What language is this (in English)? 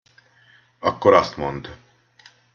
Hungarian